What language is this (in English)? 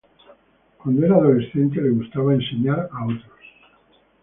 Spanish